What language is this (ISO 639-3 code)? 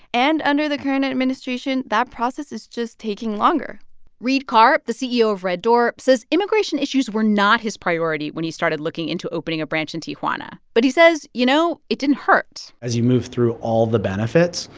eng